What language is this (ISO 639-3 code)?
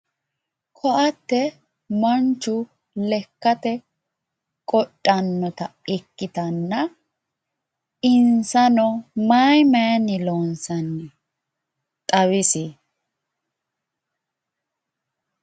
sid